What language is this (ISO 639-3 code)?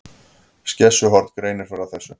isl